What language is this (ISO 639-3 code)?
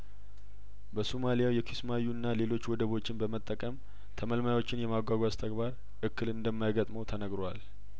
amh